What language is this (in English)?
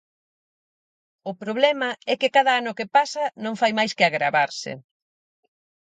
Galician